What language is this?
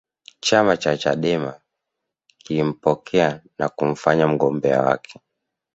Swahili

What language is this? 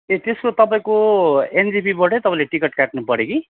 Nepali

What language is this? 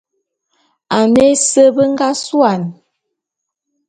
Bulu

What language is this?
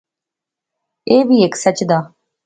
Pahari-Potwari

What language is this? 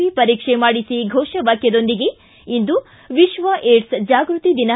Kannada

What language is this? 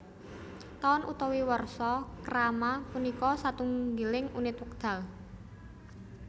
Javanese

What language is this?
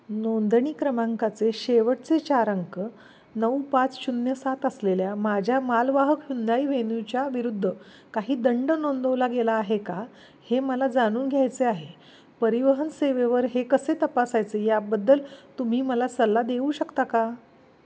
Marathi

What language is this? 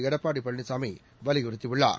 Tamil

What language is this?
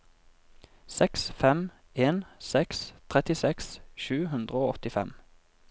Norwegian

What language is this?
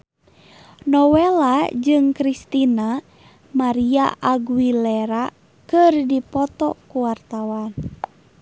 Sundanese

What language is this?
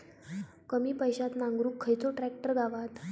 Marathi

